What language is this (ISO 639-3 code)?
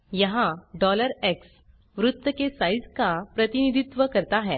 hin